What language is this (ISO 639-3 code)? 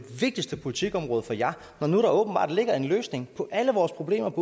dan